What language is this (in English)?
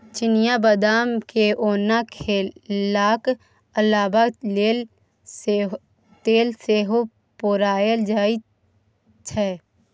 Maithili